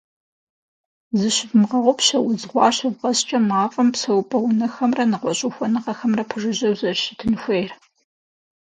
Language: Kabardian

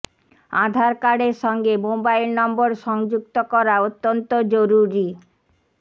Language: Bangla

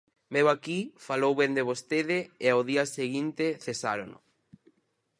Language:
Galician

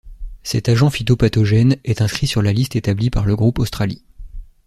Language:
French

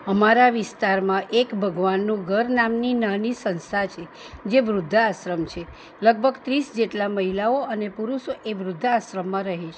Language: Gujarati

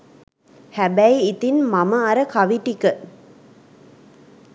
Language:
Sinhala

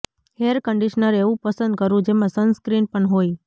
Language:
Gujarati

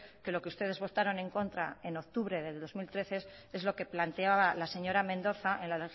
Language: Spanish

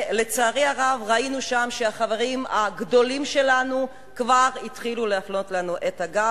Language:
Hebrew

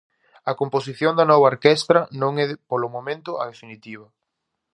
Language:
Galician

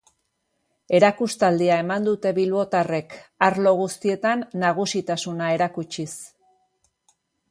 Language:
Basque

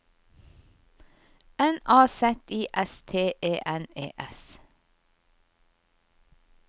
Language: Norwegian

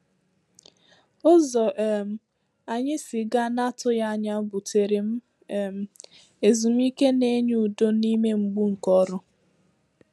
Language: Igbo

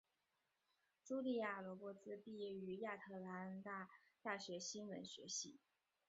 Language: Chinese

